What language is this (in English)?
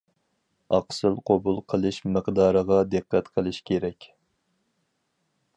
Uyghur